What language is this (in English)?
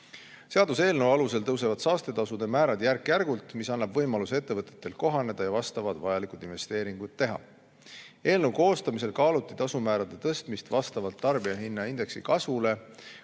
Estonian